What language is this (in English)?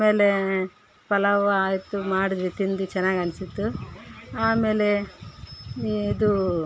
Kannada